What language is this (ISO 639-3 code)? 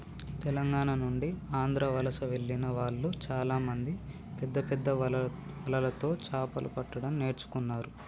tel